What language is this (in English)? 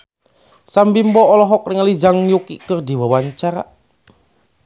Sundanese